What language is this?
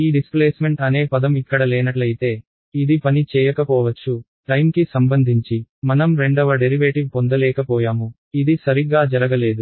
Telugu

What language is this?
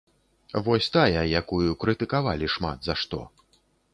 Belarusian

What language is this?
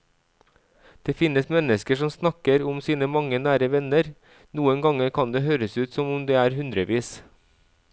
Norwegian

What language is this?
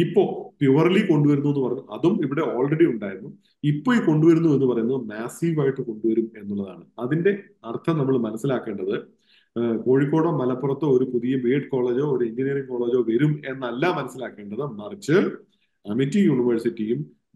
Malayalam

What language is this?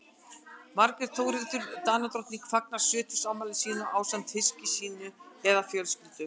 Icelandic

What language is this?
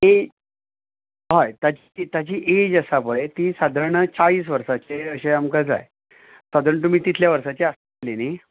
Konkani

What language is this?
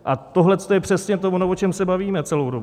Czech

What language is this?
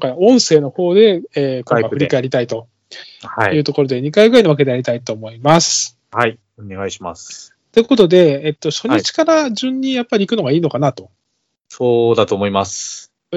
Japanese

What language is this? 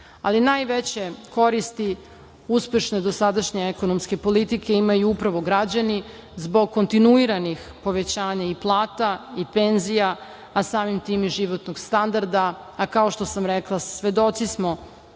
Serbian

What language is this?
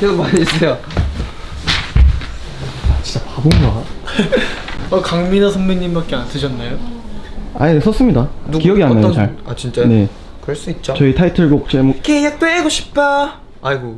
Korean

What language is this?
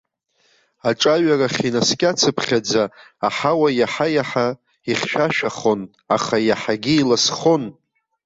Abkhazian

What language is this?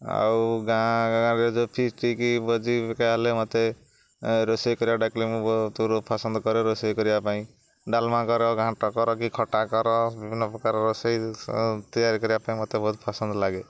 Odia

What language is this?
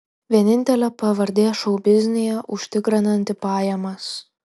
Lithuanian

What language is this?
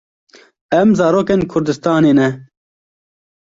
Kurdish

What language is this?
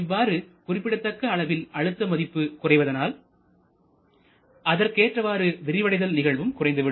Tamil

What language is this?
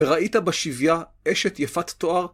Hebrew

